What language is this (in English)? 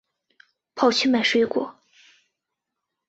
Chinese